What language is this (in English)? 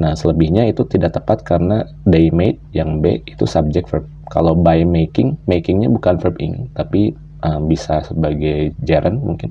Indonesian